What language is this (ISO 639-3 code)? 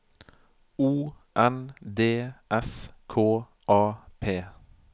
nor